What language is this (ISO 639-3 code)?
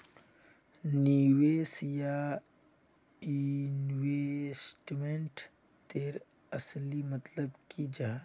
mag